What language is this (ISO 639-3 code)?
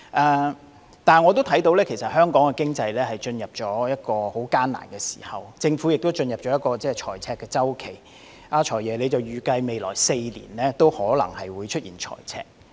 yue